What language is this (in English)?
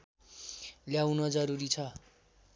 Nepali